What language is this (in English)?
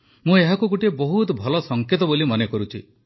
Odia